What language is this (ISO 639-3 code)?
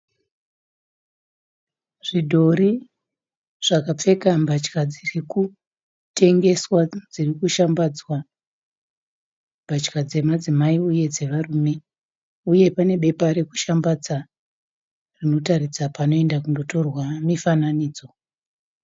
sna